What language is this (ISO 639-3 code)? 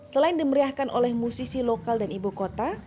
ind